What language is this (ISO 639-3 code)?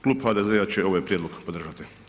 hrv